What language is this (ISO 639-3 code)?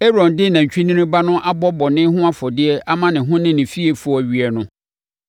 aka